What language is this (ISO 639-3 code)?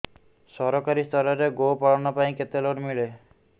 ori